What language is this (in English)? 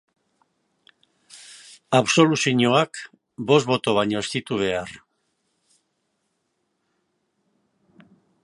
Basque